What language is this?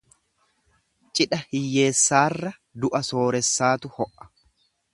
Oromo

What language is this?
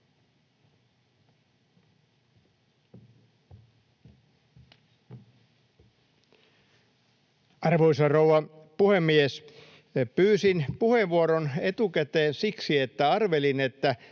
Finnish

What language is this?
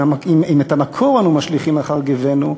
Hebrew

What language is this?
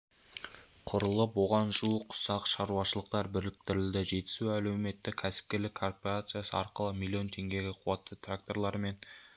Kazakh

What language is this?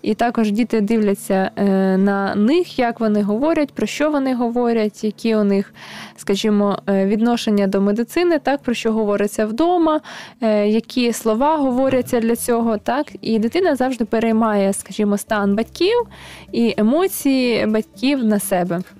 Ukrainian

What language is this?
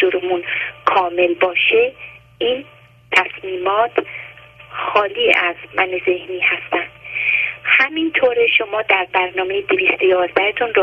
Persian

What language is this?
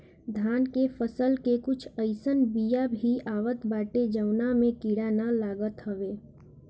Bhojpuri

